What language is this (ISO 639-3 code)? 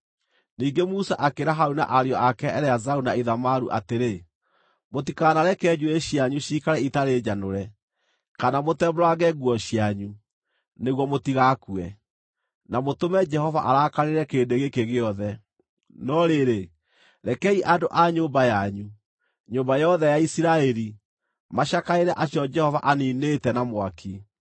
kik